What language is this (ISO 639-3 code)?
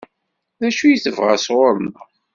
kab